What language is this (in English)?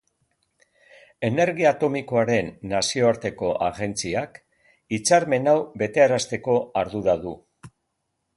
Basque